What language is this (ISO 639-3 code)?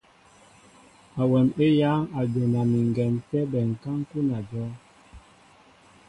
mbo